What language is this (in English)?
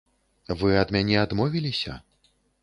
Belarusian